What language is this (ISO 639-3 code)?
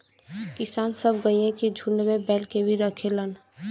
bho